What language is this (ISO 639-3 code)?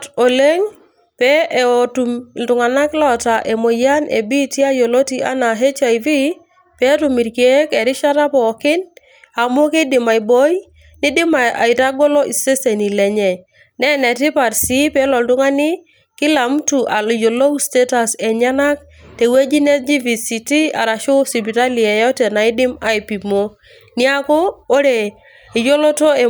mas